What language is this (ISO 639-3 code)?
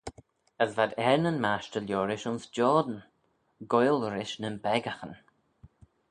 glv